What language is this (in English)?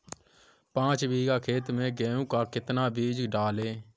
Hindi